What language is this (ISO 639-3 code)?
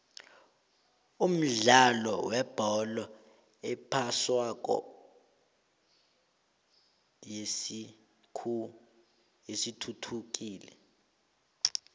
nbl